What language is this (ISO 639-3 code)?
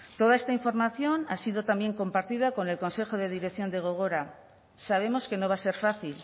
spa